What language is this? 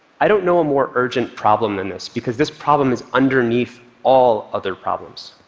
English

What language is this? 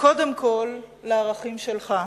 Hebrew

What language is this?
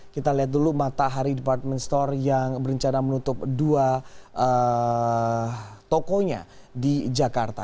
Indonesian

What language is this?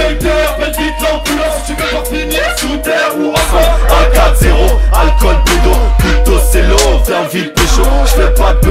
French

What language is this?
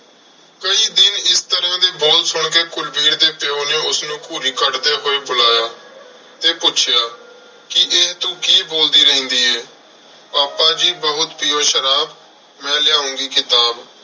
Punjabi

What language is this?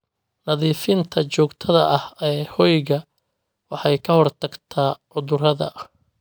Somali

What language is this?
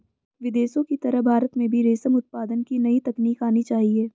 Hindi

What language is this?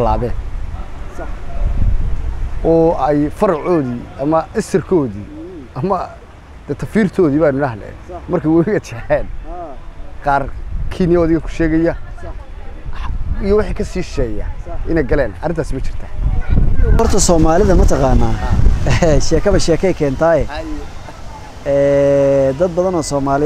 Arabic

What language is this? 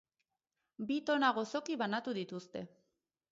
Basque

